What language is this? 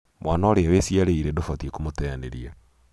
Kikuyu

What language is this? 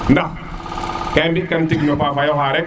Serer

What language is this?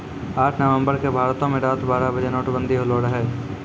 Maithili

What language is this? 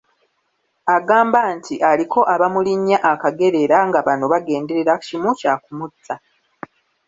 Ganda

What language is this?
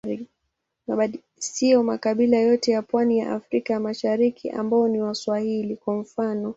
Swahili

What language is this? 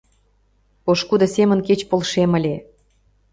Mari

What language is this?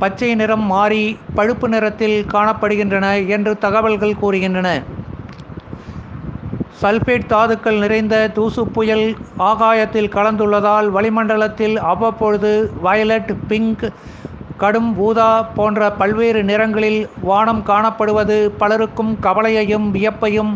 Tamil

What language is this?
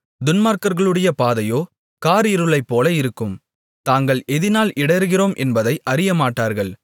Tamil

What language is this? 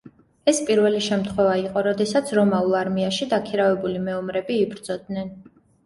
Georgian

